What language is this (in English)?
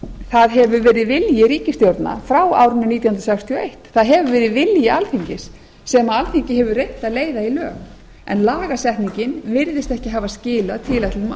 Icelandic